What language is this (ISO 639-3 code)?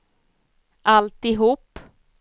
swe